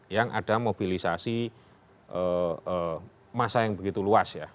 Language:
Indonesian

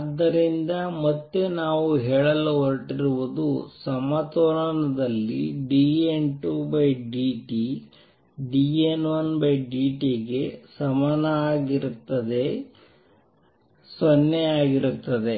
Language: Kannada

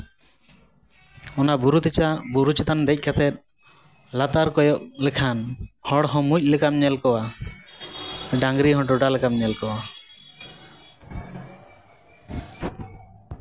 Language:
Santali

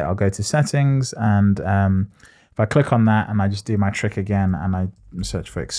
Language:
English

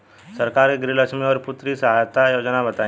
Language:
Bhojpuri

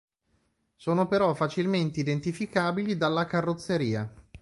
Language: Italian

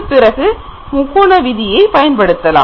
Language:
Tamil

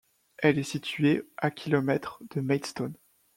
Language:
French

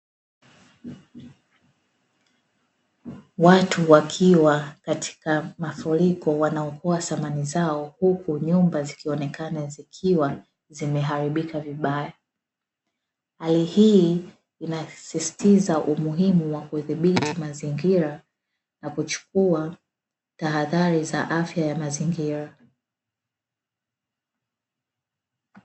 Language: Swahili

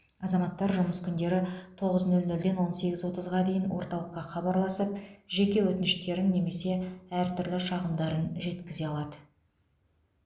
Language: Kazakh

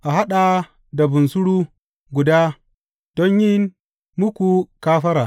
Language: Hausa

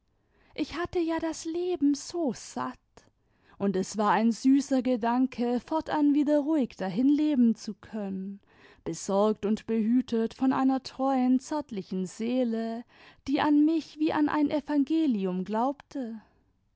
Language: German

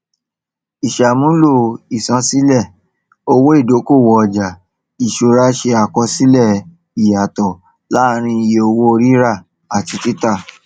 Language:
Yoruba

